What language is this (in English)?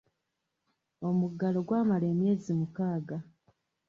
Ganda